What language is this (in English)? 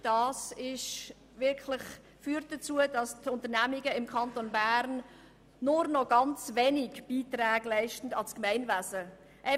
Swiss German